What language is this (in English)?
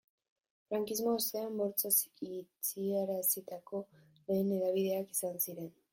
Basque